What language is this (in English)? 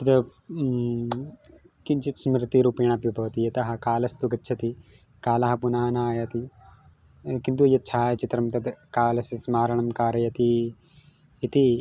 Sanskrit